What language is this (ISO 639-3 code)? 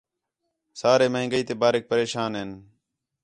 xhe